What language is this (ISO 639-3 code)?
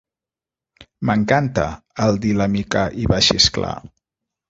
cat